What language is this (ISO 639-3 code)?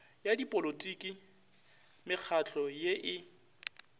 nso